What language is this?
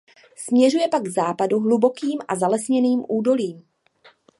Czech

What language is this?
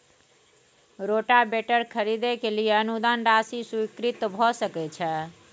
Maithili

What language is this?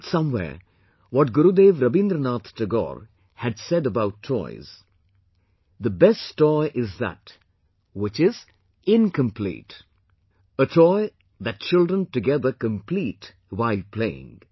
English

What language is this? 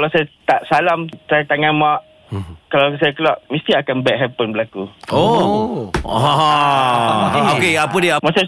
Malay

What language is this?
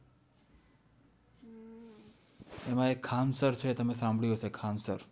Gujarati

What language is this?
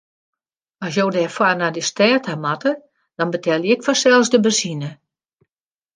Western Frisian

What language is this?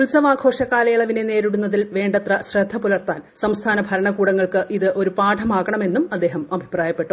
Malayalam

